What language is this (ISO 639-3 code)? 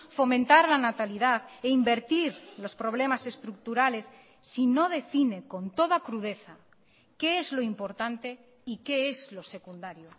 spa